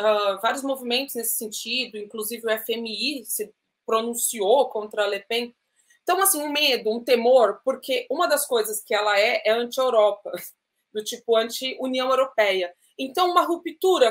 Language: Portuguese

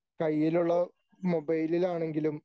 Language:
Malayalam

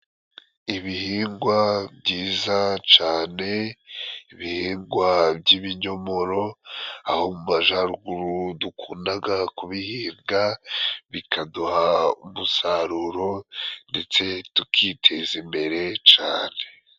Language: Kinyarwanda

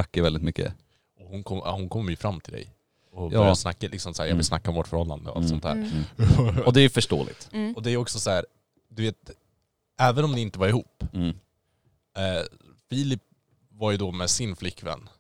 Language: Swedish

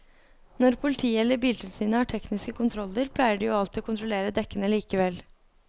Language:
Norwegian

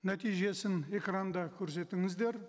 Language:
Kazakh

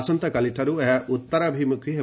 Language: Odia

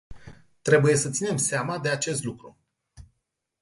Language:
Romanian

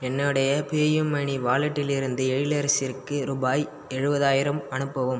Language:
Tamil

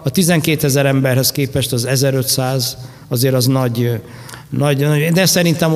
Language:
Hungarian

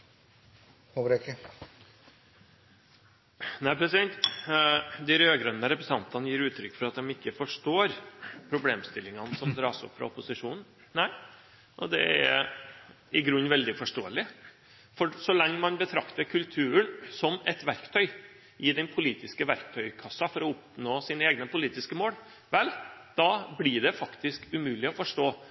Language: Norwegian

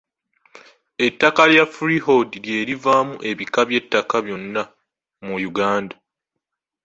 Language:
Ganda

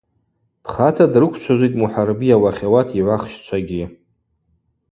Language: Abaza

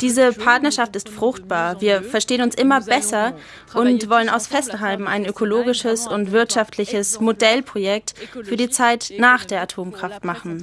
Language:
German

